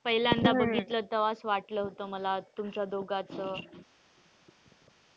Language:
Marathi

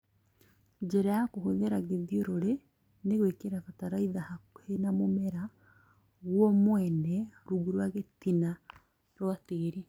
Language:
Kikuyu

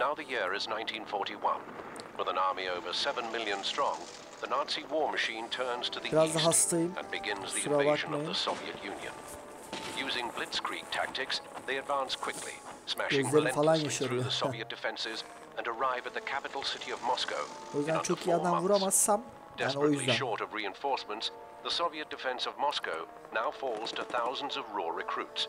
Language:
Turkish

